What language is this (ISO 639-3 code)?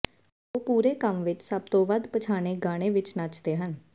pan